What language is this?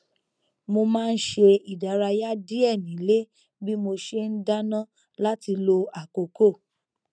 Yoruba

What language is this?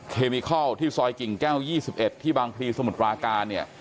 Thai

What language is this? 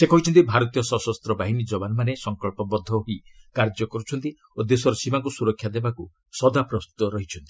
Odia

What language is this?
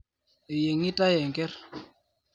Masai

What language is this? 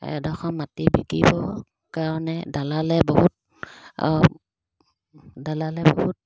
Assamese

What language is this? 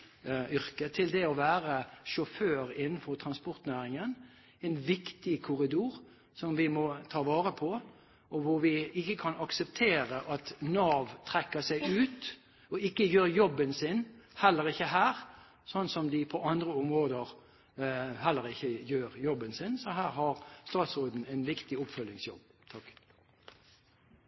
Norwegian Bokmål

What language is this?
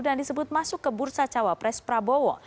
Indonesian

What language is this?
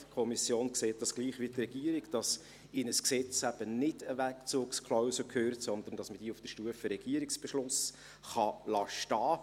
Swiss German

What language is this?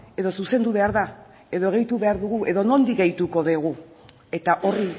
Basque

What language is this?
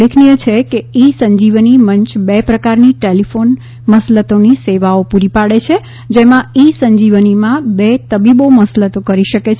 Gujarati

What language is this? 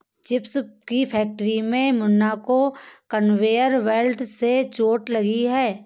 Hindi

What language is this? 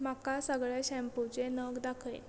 Konkani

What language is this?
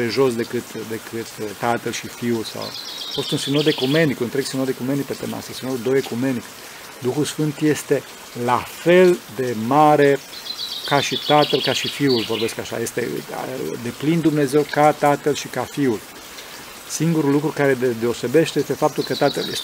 Romanian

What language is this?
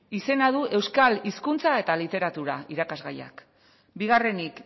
Basque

